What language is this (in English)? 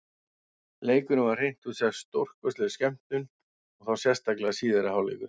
Icelandic